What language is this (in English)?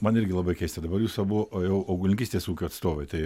Lithuanian